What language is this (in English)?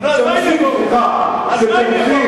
Hebrew